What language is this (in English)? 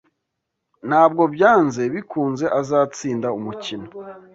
Kinyarwanda